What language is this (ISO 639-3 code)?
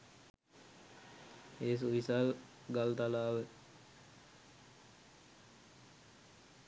sin